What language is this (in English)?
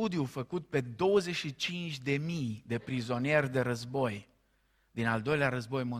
Romanian